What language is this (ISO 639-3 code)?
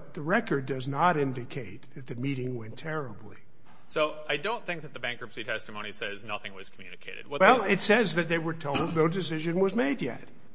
eng